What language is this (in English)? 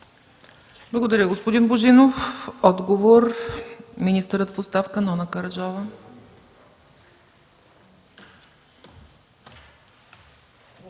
Bulgarian